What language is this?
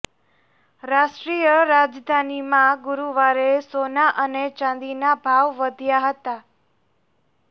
Gujarati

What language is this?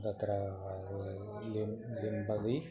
Sanskrit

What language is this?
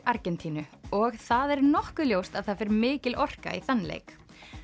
Icelandic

